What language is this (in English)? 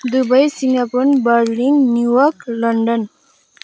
Nepali